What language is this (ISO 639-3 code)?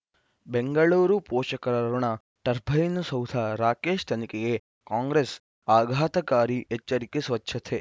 kan